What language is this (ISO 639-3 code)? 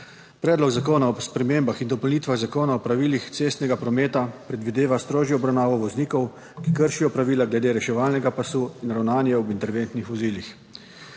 slv